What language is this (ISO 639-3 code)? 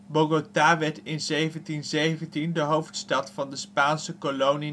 nld